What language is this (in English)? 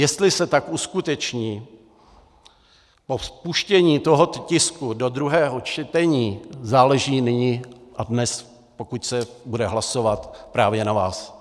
Czech